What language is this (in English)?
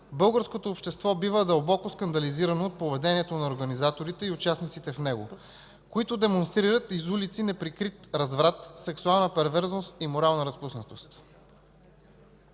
Bulgarian